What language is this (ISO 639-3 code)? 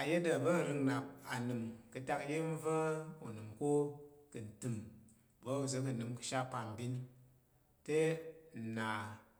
yer